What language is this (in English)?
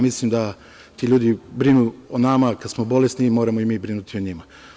Serbian